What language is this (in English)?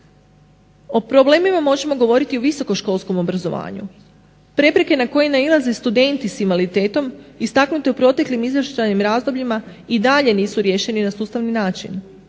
Croatian